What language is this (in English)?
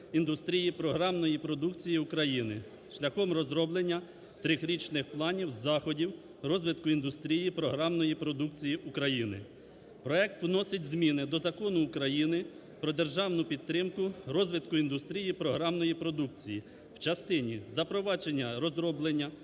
Ukrainian